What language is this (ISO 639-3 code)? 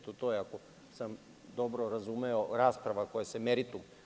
srp